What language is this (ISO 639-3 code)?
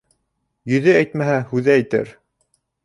bak